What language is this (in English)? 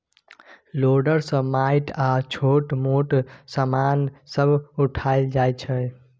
Maithili